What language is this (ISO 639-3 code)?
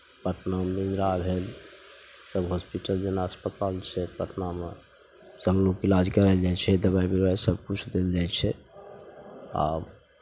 mai